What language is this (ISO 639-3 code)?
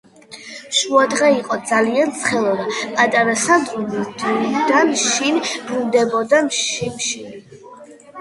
kat